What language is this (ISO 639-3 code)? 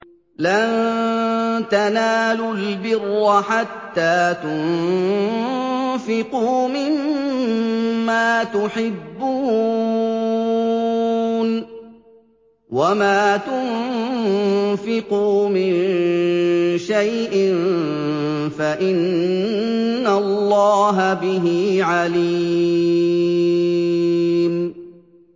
ara